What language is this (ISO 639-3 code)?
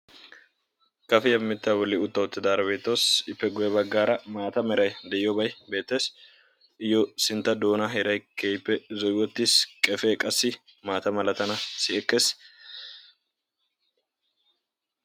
wal